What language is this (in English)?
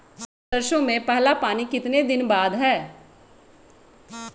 Magahi